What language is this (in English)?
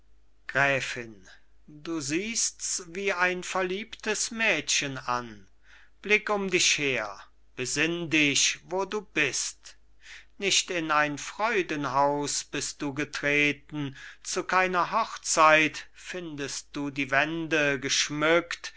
German